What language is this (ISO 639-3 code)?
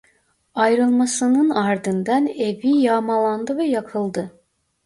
tur